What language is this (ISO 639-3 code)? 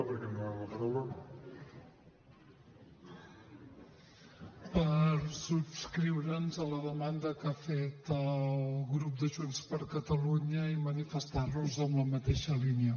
cat